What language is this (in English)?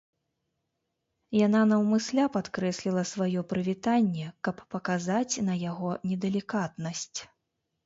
Belarusian